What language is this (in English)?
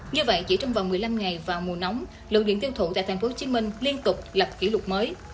Vietnamese